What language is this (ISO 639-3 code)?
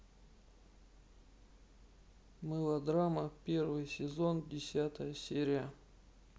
rus